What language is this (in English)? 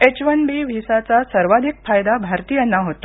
Marathi